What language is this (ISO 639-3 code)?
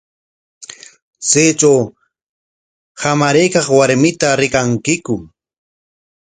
qwa